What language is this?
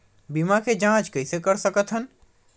Chhattisgarhi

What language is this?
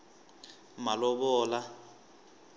Tsonga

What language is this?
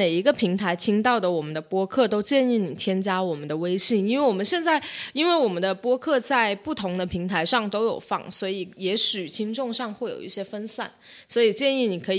Chinese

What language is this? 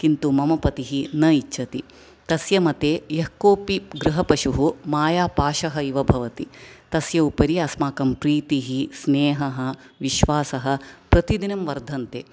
Sanskrit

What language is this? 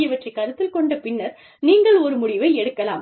Tamil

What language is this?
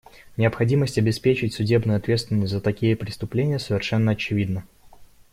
Russian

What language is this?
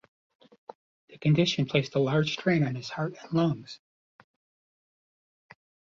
English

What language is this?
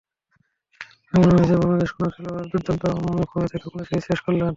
Bangla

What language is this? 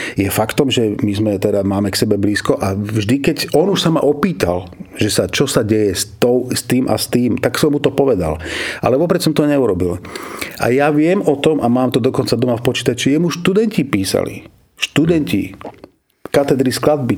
Slovak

